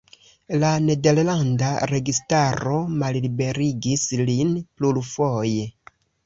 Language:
Esperanto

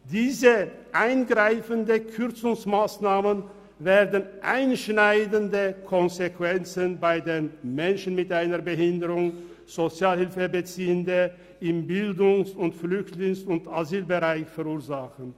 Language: Swiss German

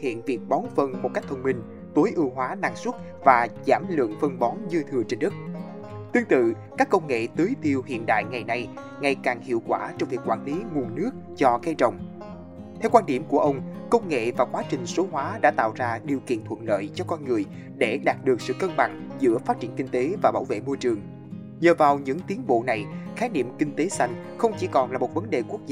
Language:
Vietnamese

